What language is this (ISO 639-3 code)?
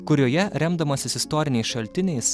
lit